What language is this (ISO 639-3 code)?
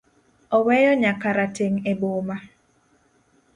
luo